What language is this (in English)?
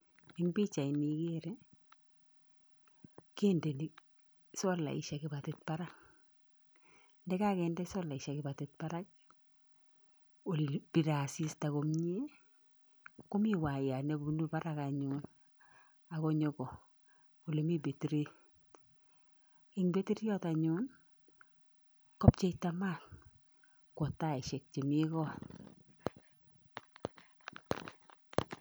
Kalenjin